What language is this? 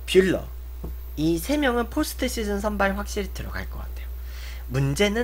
Korean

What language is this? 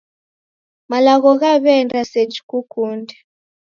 Taita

